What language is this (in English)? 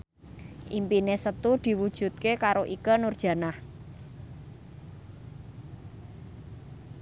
Javanese